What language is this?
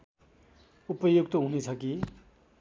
Nepali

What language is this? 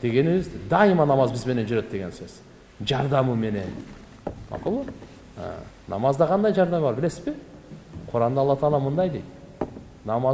Turkish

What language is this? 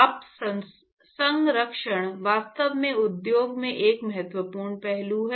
Hindi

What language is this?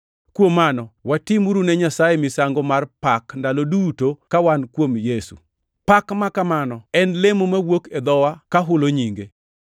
Luo (Kenya and Tanzania)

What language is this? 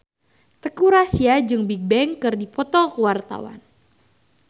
Sundanese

